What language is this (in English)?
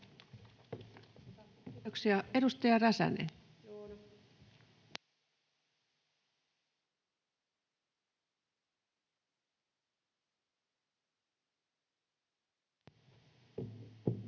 Finnish